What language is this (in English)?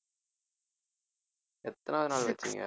Tamil